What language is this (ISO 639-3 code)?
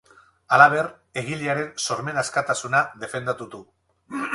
eus